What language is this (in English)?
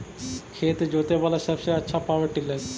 Magahi